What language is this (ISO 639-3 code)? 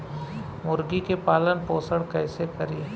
bho